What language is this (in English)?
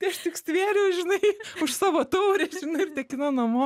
Lithuanian